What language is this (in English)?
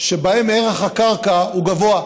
Hebrew